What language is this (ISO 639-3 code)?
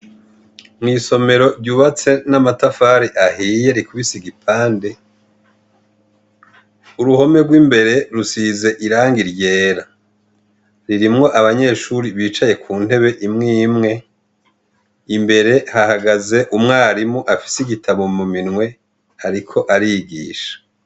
run